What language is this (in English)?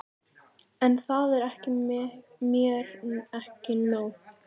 Icelandic